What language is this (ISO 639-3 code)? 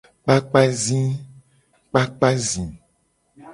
gej